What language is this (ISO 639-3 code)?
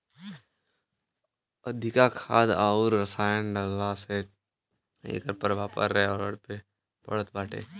bho